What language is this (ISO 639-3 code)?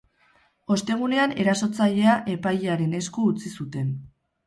eus